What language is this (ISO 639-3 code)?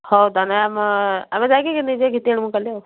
ori